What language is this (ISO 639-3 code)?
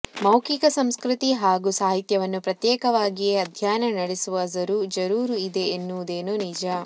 kan